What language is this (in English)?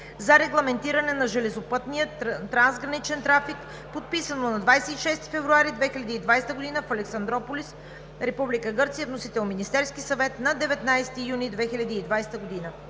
Bulgarian